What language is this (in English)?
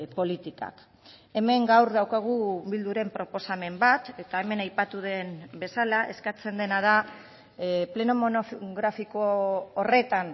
Basque